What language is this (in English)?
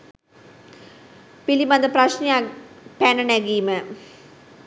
Sinhala